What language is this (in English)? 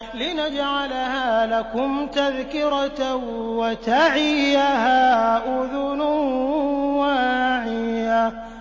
Arabic